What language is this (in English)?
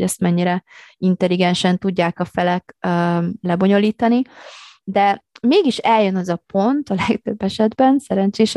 Hungarian